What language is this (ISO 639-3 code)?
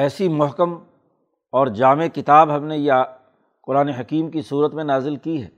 urd